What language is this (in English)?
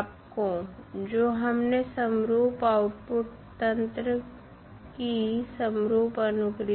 Hindi